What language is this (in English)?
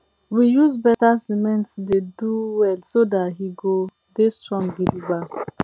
Nigerian Pidgin